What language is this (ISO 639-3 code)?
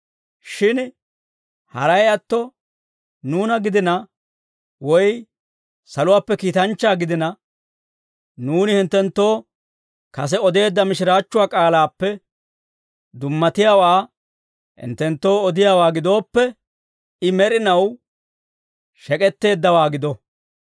dwr